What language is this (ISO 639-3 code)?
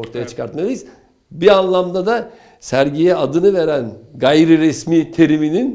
tur